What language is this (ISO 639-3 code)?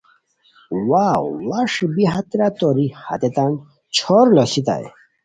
khw